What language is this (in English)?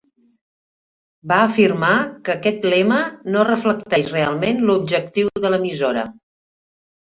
Catalan